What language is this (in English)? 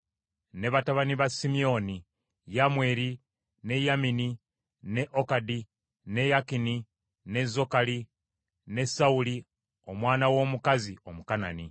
Ganda